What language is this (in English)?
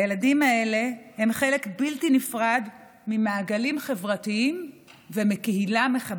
Hebrew